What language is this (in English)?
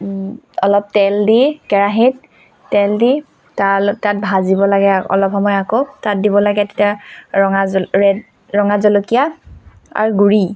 Assamese